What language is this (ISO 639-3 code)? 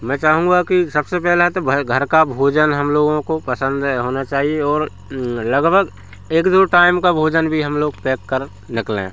hin